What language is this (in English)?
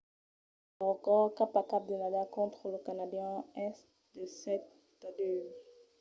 Occitan